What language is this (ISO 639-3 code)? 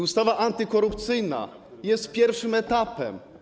pol